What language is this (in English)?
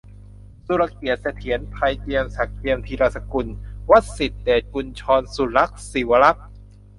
Thai